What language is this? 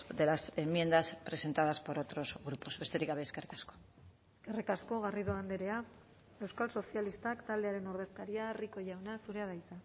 Basque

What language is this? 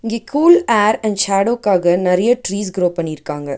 Tamil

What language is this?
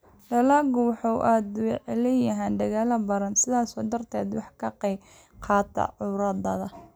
Somali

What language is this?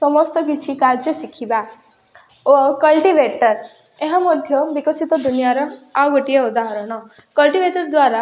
Odia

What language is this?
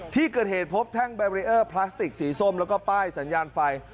Thai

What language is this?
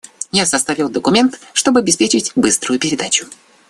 Russian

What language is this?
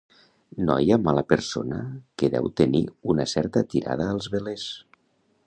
Catalan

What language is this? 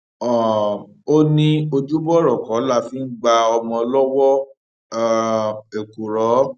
Yoruba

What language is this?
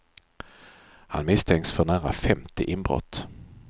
Swedish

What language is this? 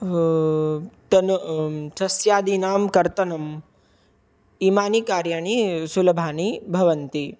Sanskrit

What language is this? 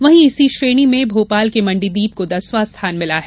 Hindi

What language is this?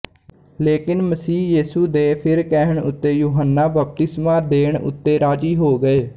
Punjabi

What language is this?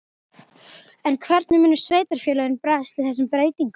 Icelandic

